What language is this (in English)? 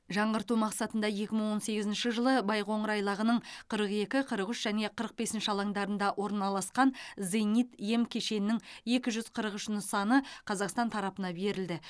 Kazakh